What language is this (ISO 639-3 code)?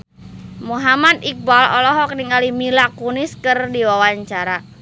sun